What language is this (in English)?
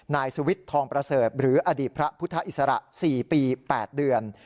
Thai